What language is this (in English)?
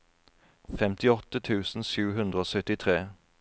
Norwegian